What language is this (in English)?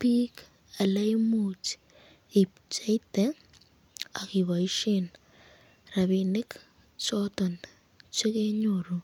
Kalenjin